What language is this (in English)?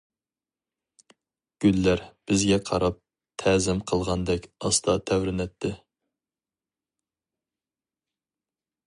Uyghur